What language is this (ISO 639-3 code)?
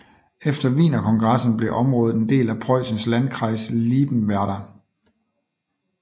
dan